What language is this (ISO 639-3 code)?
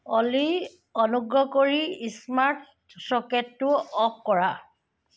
asm